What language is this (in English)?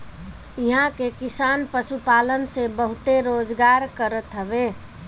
Bhojpuri